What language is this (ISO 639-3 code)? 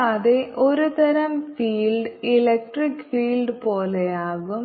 mal